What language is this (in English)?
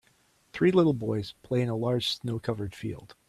English